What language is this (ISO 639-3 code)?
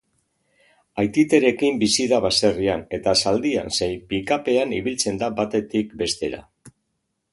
eus